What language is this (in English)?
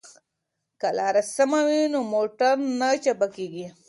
Pashto